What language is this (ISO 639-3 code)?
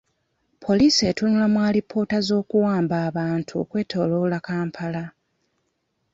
lug